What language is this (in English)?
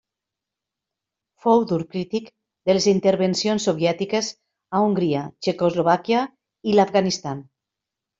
Catalan